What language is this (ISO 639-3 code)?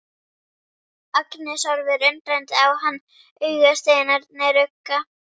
isl